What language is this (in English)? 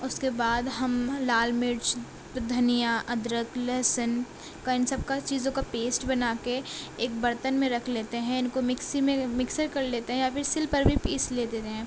Urdu